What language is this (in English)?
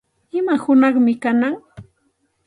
Santa Ana de Tusi Pasco Quechua